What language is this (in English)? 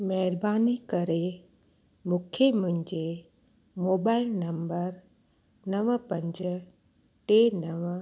Sindhi